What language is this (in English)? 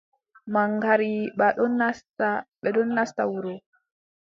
Adamawa Fulfulde